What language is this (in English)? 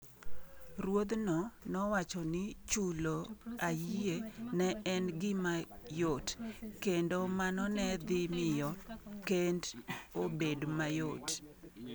Luo (Kenya and Tanzania)